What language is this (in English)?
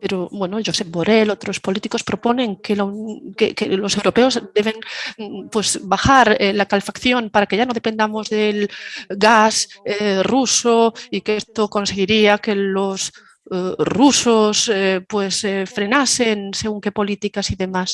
Spanish